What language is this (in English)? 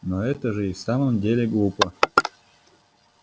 Russian